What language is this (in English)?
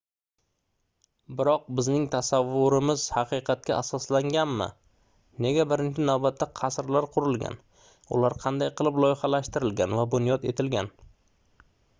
Uzbek